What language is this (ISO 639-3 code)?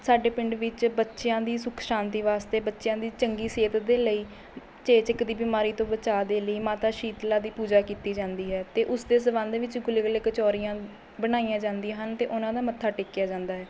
pan